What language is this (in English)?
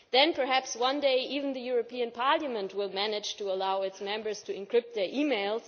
English